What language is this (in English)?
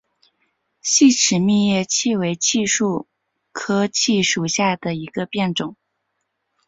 Chinese